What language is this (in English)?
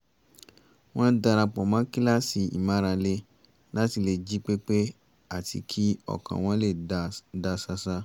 Yoruba